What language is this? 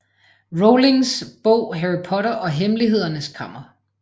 Danish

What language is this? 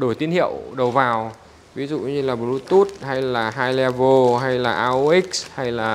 Vietnamese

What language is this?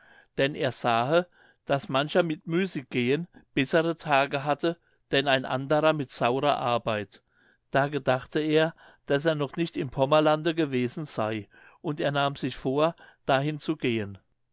German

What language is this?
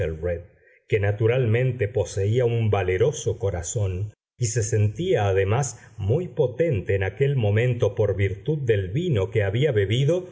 Spanish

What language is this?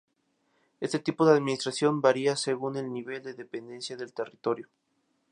Spanish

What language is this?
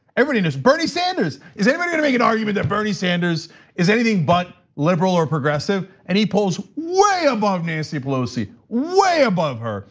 English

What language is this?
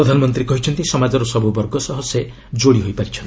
Odia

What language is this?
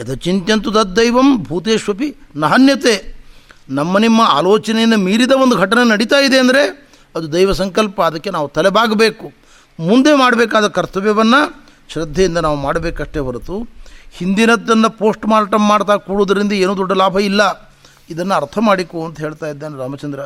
Kannada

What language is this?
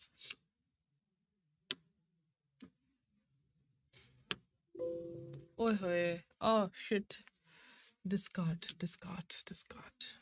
Punjabi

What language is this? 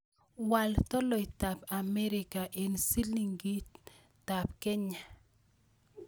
Kalenjin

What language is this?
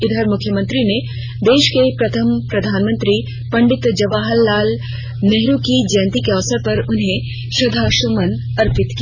Hindi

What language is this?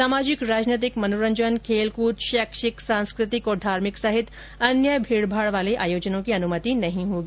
Hindi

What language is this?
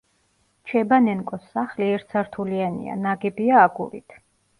Georgian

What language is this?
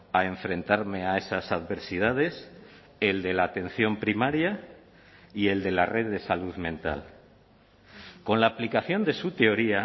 Spanish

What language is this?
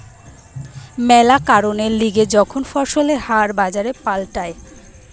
Bangla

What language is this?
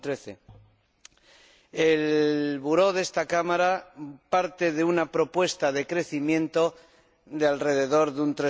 Spanish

